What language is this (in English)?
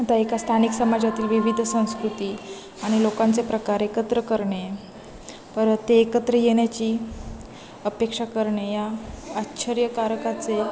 Marathi